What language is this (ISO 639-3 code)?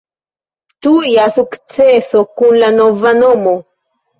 epo